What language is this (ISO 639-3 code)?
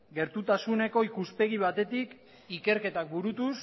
eus